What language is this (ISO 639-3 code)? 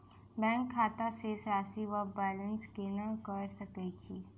mai